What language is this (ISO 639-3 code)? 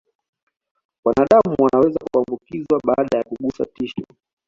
swa